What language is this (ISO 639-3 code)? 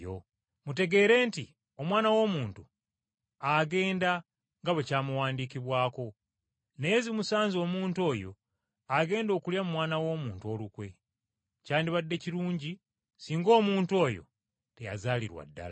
lug